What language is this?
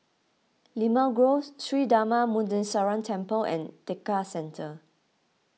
English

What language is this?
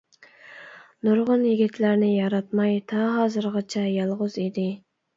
Uyghur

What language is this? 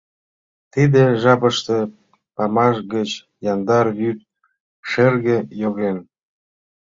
Mari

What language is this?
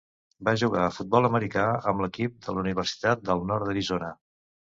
Catalan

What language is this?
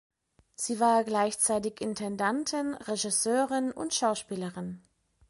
German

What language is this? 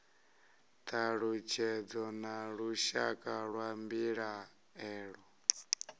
Venda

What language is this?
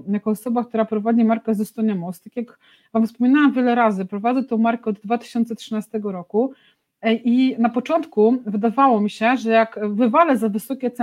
Polish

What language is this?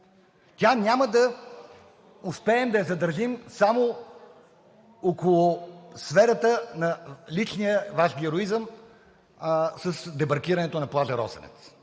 Bulgarian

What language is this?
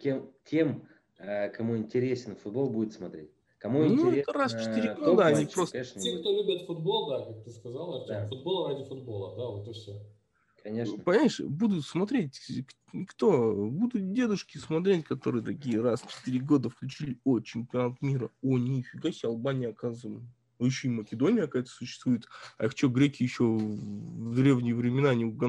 Russian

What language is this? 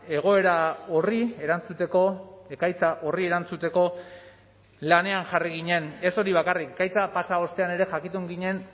Basque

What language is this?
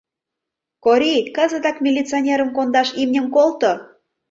Mari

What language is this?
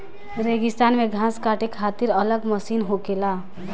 Bhojpuri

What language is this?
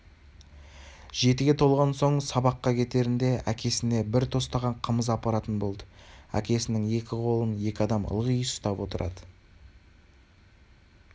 Kazakh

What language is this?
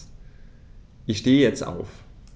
German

